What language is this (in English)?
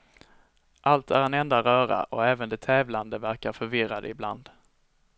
Swedish